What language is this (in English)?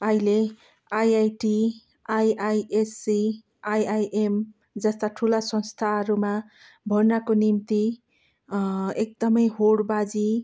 Nepali